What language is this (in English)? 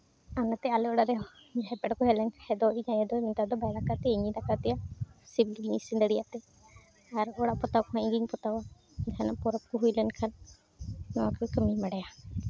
Santali